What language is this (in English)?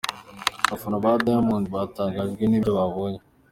Kinyarwanda